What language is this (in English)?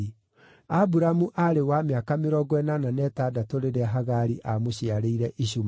Kikuyu